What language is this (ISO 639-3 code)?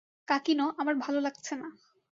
ben